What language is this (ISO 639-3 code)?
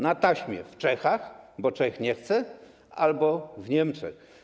pol